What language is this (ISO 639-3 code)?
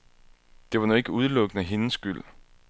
dan